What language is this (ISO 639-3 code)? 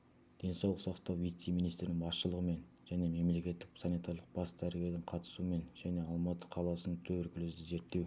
kaz